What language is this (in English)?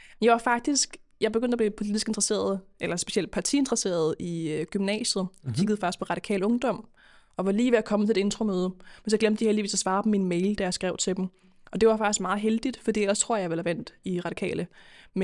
Danish